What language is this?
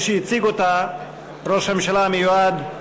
Hebrew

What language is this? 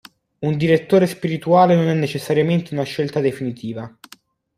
Italian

